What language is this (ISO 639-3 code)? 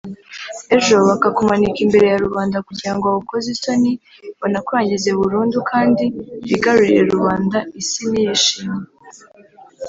kin